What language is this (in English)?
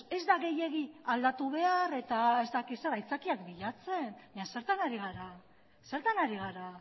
Basque